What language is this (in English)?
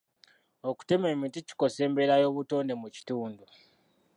Ganda